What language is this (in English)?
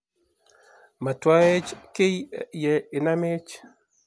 Kalenjin